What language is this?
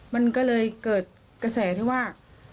Thai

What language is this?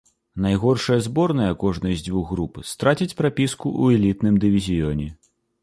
Belarusian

